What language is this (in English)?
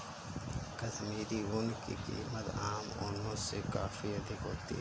Hindi